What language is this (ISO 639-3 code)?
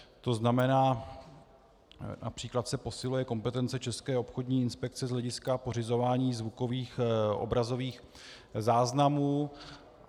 ces